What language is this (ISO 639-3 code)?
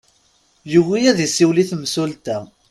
kab